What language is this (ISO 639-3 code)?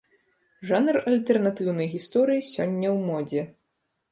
bel